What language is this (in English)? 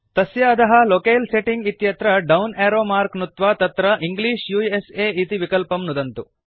Sanskrit